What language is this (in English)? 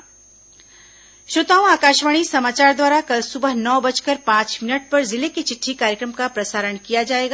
Hindi